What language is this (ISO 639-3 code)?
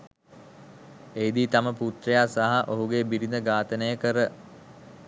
sin